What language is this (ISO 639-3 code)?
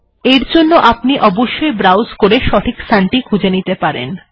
ben